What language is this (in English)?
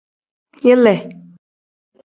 Tem